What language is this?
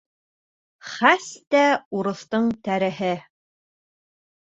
Bashkir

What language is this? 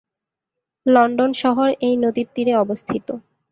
Bangla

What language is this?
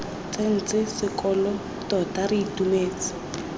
Tswana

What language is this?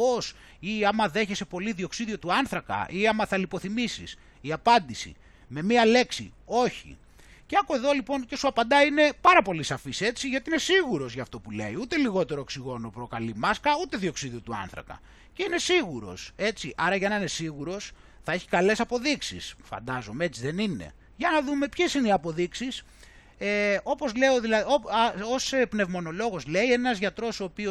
Greek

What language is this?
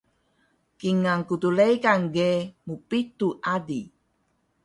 Taroko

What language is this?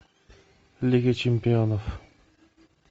Russian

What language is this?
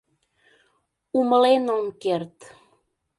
Mari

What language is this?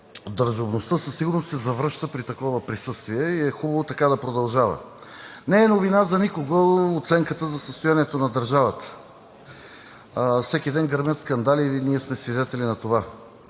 Bulgarian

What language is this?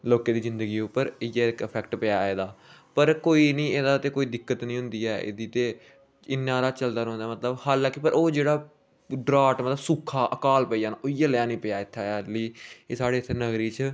Dogri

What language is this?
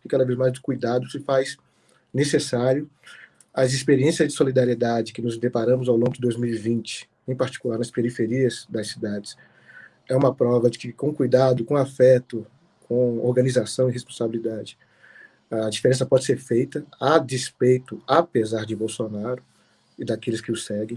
Portuguese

